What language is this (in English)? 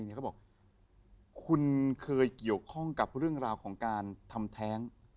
Thai